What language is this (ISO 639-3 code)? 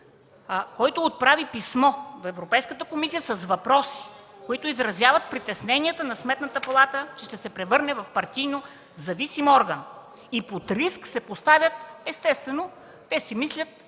bul